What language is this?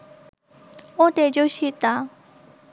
Bangla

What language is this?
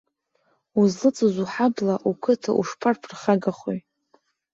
Abkhazian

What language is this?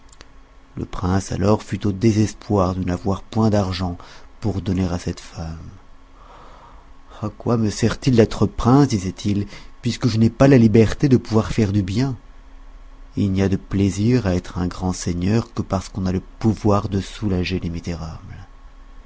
French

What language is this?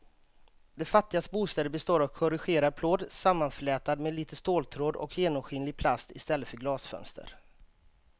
Swedish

